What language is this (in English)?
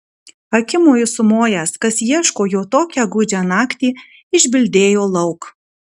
Lithuanian